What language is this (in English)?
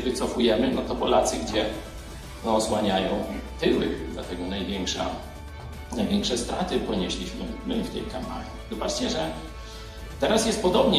Polish